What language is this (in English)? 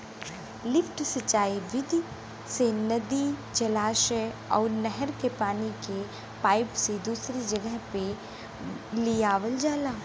Bhojpuri